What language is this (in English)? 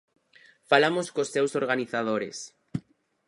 Galician